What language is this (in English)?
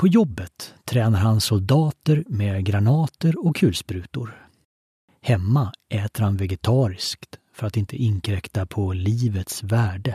Swedish